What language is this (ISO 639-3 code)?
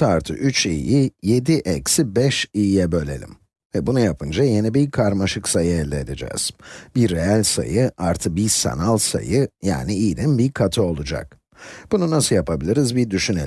tur